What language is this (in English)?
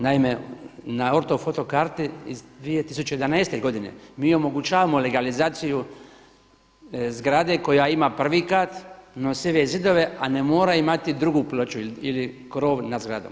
Croatian